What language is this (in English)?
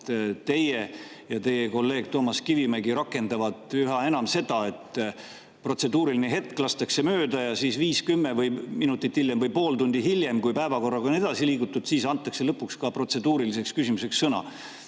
Estonian